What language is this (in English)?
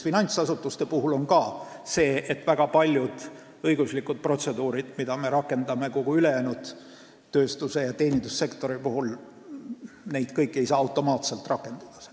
Estonian